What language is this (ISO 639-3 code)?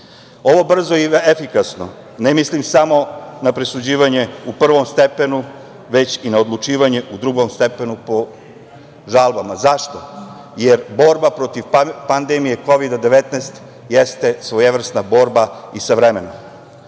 srp